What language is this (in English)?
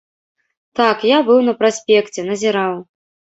Belarusian